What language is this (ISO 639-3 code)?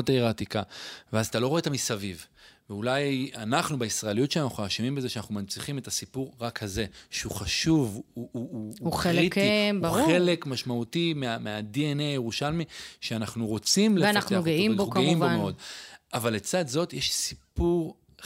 heb